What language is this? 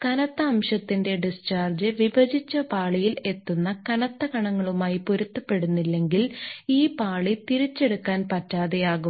Malayalam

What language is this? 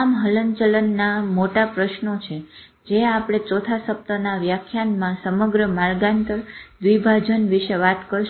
Gujarati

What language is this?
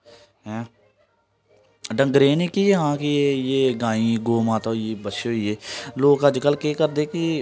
Dogri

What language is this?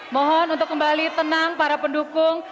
Indonesian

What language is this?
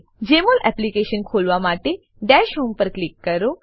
Gujarati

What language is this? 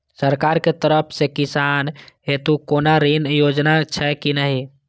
Maithili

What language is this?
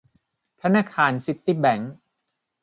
Thai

